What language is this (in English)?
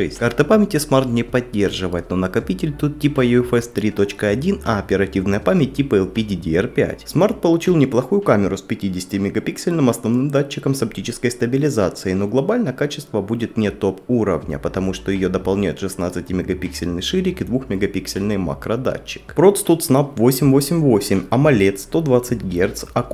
Russian